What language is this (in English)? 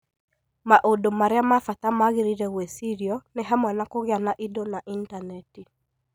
Kikuyu